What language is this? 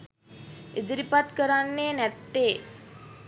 Sinhala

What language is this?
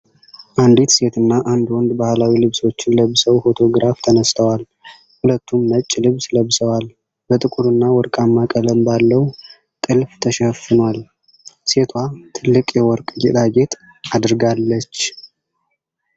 Amharic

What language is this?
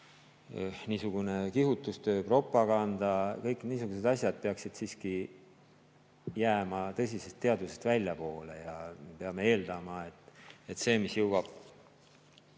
Estonian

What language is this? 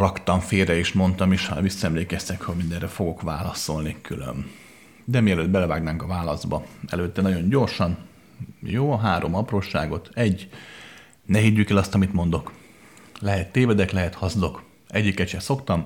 Hungarian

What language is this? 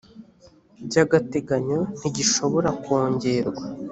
Kinyarwanda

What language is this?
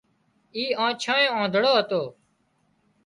Wadiyara Koli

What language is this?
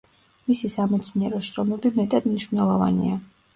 Georgian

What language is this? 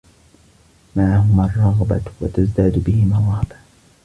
Arabic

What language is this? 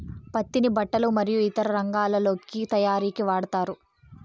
Telugu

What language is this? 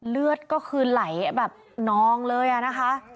Thai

